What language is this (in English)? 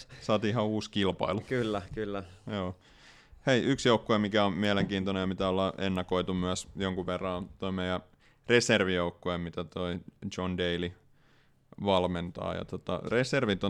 Finnish